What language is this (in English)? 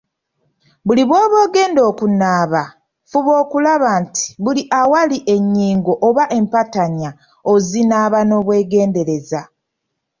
Ganda